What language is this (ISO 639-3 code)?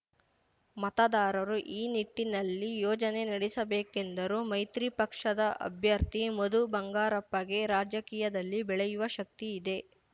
kan